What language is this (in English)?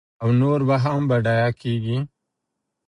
Pashto